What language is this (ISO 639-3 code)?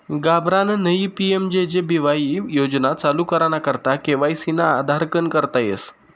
mar